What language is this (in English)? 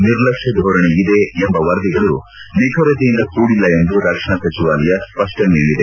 Kannada